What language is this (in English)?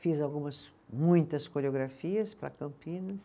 Portuguese